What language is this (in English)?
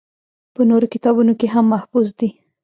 Pashto